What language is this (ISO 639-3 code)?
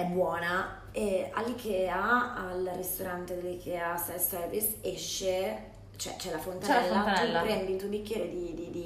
ita